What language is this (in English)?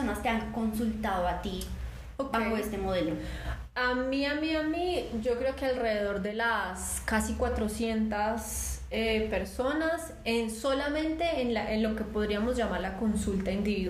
Spanish